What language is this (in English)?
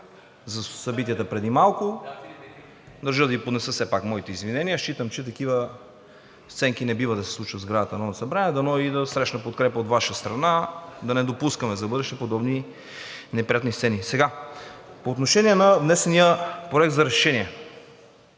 Bulgarian